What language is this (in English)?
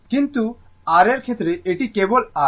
Bangla